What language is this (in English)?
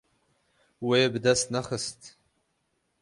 Kurdish